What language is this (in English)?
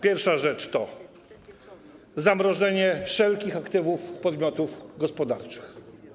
Polish